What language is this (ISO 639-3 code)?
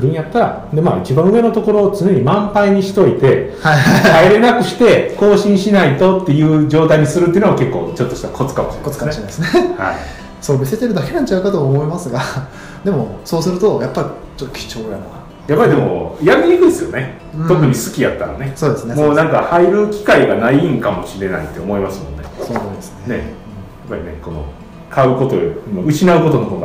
jpn